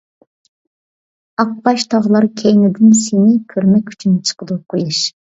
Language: Uyghur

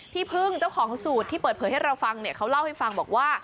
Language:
Thai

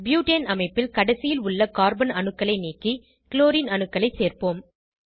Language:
Tamil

